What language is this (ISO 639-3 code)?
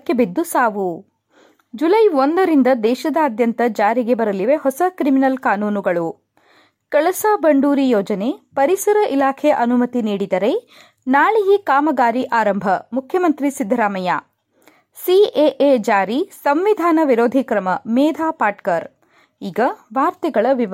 kan